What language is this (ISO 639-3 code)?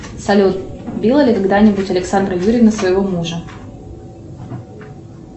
rus